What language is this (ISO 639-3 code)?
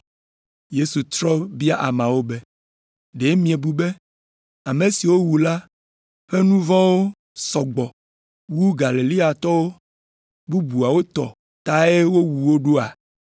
ewe